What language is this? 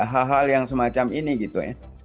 Indonesian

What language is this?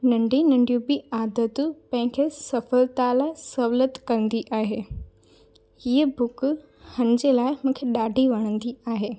Sindhi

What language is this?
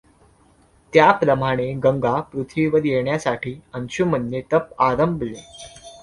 Marathi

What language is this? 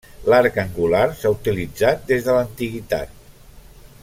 Catalan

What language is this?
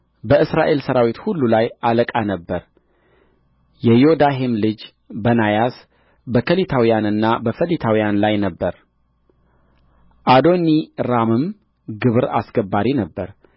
Amharic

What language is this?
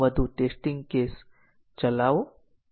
Gujarati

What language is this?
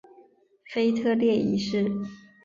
Chinese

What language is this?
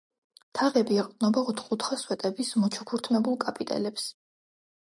Georgian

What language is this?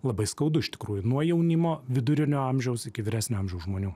Lithuanian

